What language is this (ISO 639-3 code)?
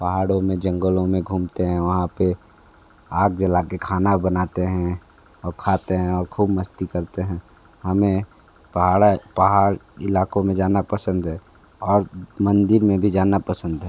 hin